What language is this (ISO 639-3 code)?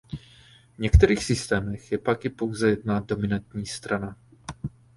ces